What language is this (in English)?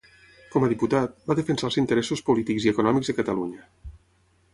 Catalan